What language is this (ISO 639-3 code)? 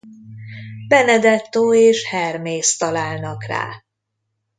hun